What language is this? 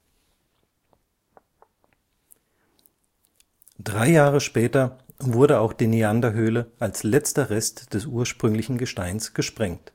German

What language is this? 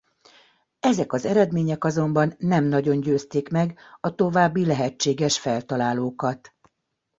Hungarian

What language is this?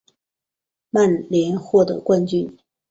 Chinese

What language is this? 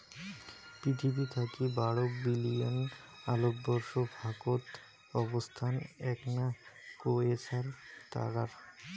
Bangla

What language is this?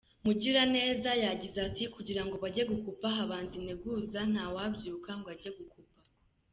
Kinyarwanda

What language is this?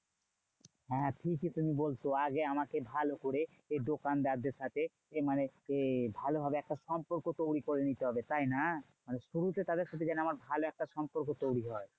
Bangla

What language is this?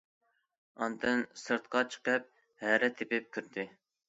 Uyghur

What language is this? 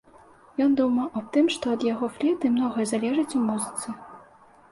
Belarusian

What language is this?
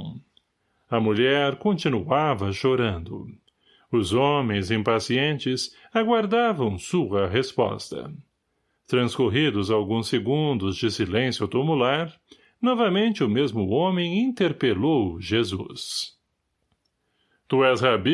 Portuguese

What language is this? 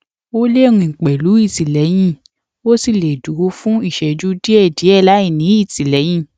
Yoruba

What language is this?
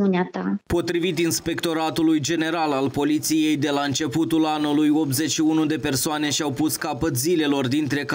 Romanian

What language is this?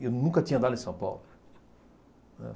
Portuguese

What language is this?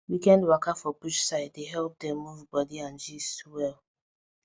Nigerian Pidgin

